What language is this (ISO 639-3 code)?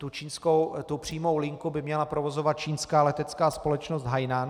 ces